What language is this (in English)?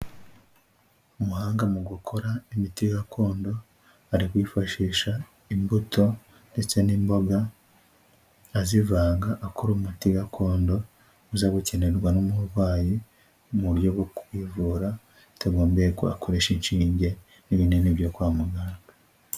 Kinyarwanda